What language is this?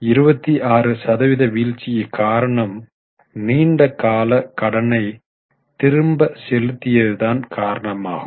Tamil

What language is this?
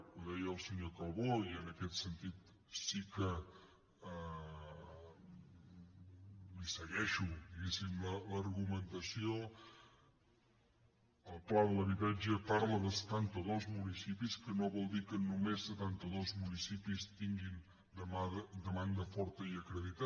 Catalan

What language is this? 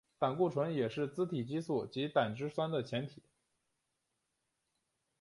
Chinese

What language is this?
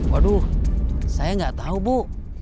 Indonesian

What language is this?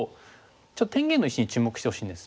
Japanese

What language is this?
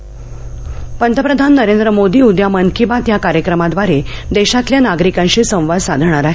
Marathi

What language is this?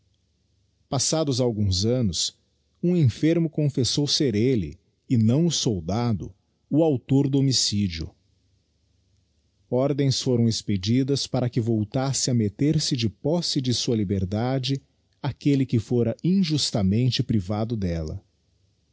Portuguese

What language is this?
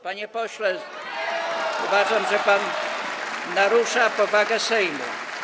Polish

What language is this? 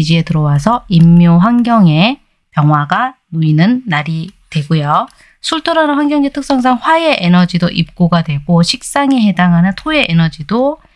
Korean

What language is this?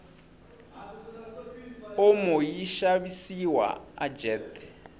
Tsonga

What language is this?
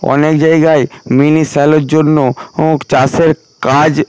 Bangla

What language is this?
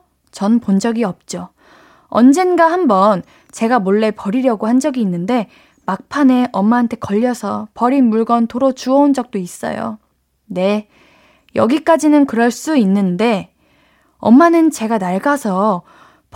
Korean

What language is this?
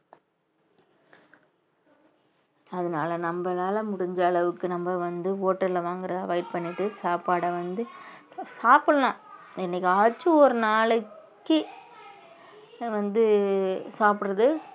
Tamil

